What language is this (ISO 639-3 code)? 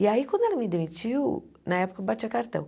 por